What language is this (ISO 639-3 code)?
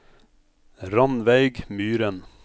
nor